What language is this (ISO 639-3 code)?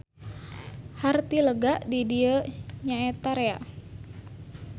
sun